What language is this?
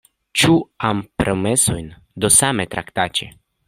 Esperanto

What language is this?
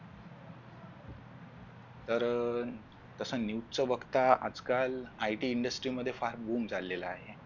Marathi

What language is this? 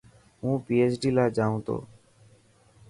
Dhatki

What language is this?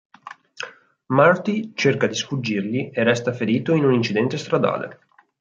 Italian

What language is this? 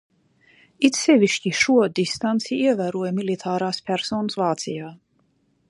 Latvian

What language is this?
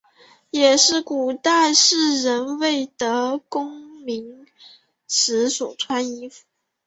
Chinese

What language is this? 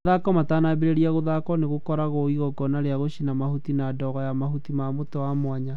Kikuyu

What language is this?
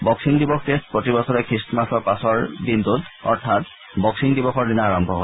Assamese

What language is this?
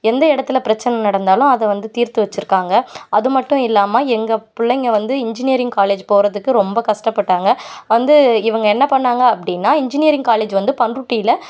Tamil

